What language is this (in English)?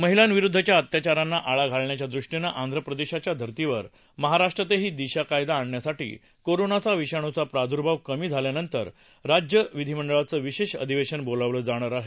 Marathi